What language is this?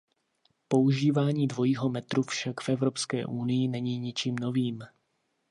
Czech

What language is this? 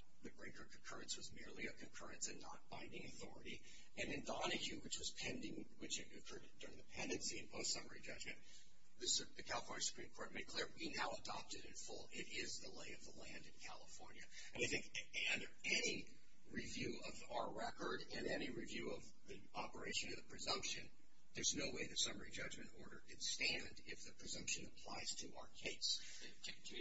English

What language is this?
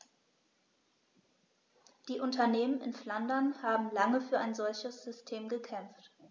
German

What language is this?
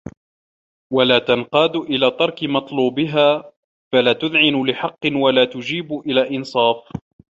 Arabic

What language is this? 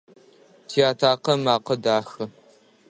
Adyghe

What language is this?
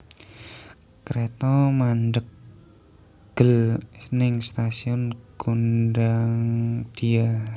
Javanese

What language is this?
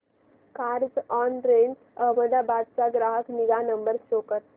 Marathi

